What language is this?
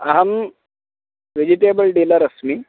Sanskrit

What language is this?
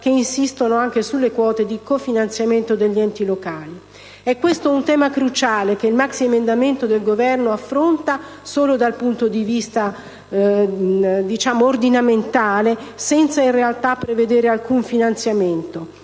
Italian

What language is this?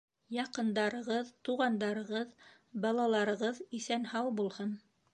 Bashkir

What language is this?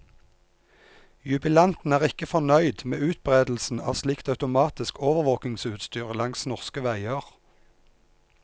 Norwegian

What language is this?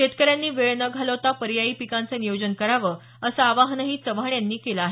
Marathi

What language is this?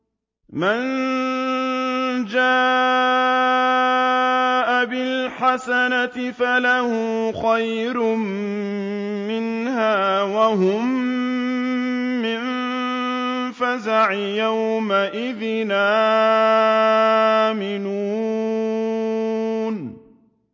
Arabic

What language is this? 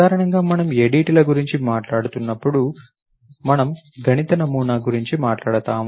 Telugu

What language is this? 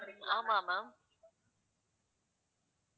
Tamil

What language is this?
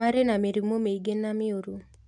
Kikuyu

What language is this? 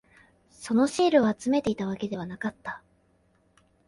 Japanese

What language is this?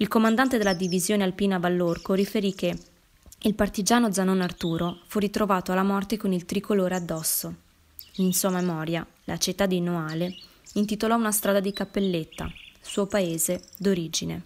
Italian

